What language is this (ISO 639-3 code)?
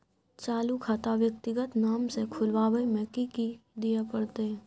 mai